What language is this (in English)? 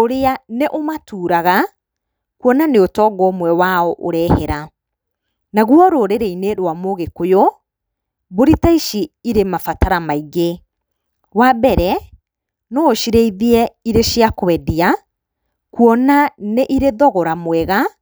Kikuyu